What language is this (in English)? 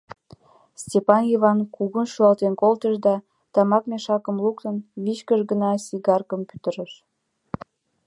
Mari